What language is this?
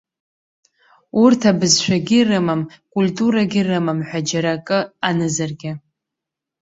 Abkhazian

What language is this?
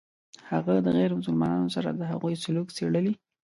Pashto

